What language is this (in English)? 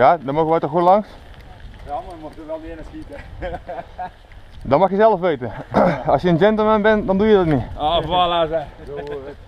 Dutch